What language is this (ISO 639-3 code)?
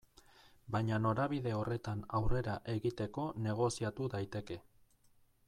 eus